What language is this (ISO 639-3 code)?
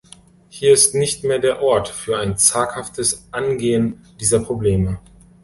deu